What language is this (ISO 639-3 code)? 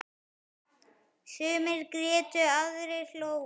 isl